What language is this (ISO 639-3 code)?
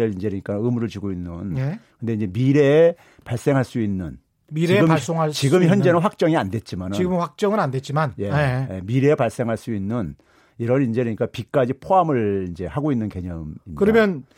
kor